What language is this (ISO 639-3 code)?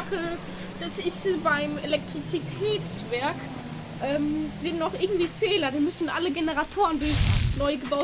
deu